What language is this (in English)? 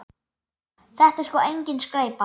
Icelandic